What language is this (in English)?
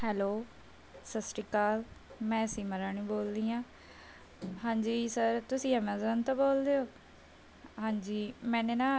Punjabi